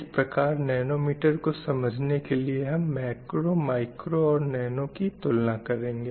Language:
Hindi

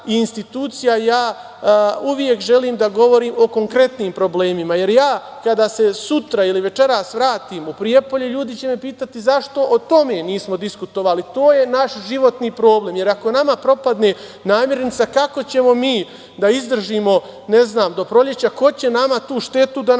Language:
Serbian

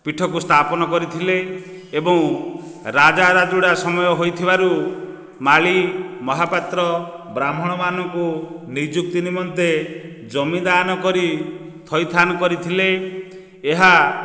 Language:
Odia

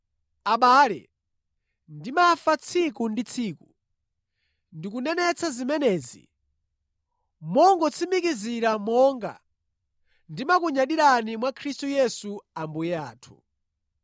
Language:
Nyanja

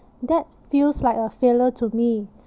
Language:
English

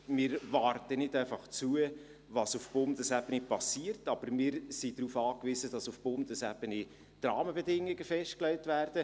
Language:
Swiss German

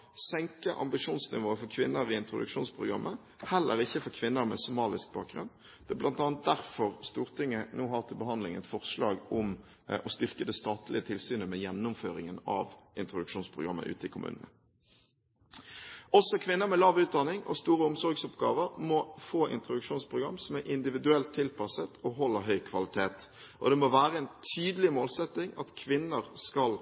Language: Norwegian Bokmål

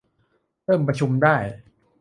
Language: Thai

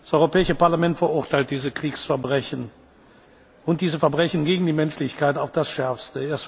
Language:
German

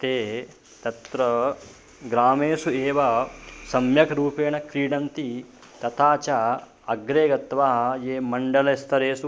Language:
Sanskrit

